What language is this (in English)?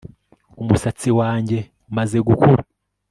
Kinyarwanda